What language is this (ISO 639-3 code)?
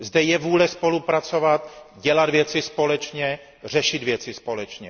ces